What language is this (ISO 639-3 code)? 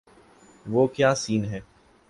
urd